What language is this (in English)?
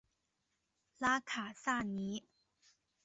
Chinese